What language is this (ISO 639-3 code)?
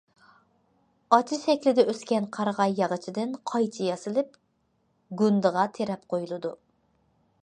uig